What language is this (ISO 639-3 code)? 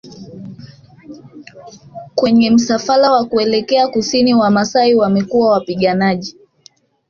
swa